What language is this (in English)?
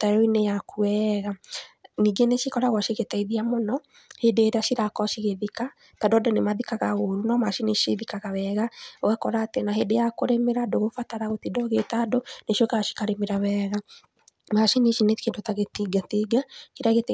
Kikuyu